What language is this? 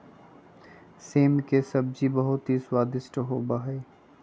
Magahi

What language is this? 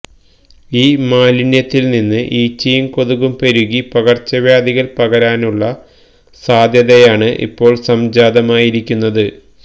Malayalam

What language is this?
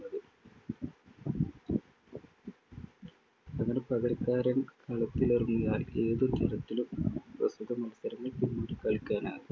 Malayalam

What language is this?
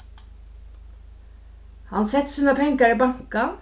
Faroese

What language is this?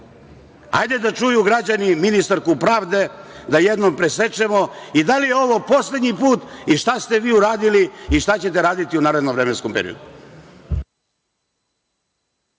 Serbian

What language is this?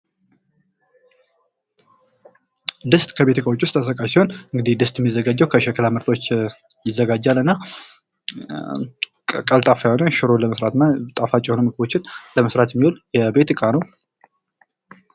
Amharic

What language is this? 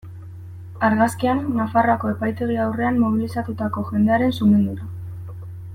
Basque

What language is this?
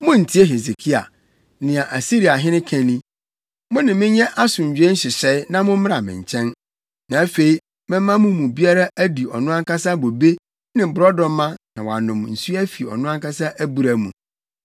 Akan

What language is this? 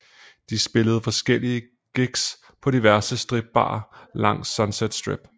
Danish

